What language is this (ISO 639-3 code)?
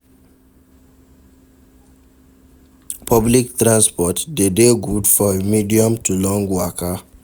pcm